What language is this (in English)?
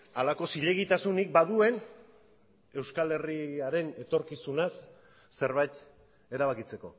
Basque